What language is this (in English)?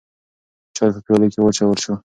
Pashto